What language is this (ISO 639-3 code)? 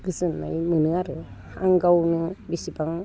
brx